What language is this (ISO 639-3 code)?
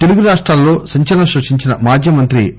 tel